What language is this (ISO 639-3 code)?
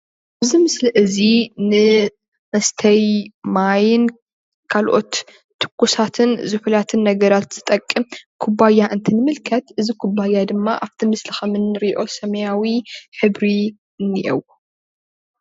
tir